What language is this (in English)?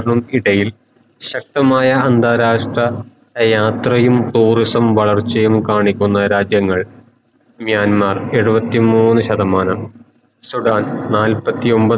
Malayalam